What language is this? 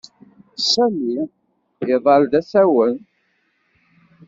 Kabyle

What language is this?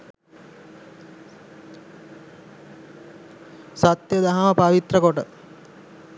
Sinhala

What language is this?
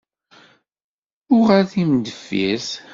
Kabyle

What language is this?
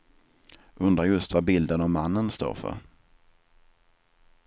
Swedish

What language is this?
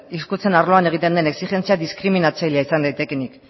Basque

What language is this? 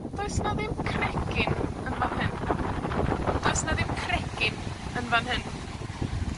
Welsh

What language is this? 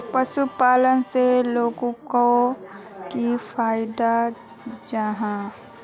Magahi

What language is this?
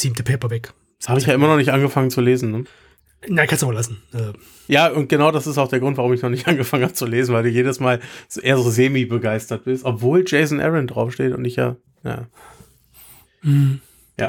German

